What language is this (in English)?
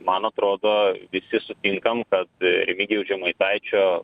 Lithuanian